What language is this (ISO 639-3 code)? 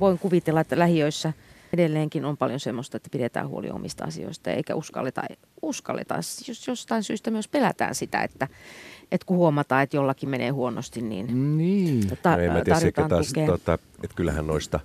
fin